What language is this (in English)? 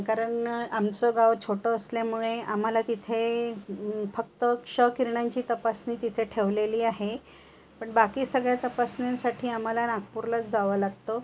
Marathi